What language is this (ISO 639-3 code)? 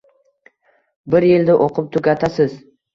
uzb